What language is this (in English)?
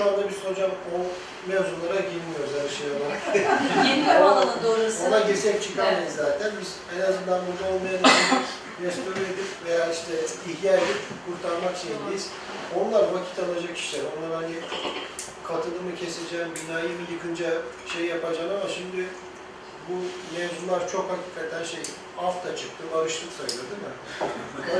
Turkish